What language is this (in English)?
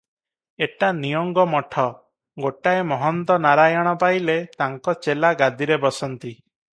Odia